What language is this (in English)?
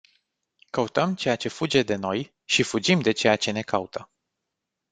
Romanian